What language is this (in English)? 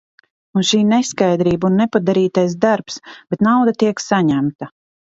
Latvian